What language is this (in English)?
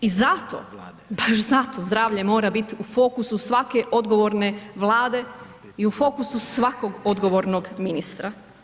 Croatian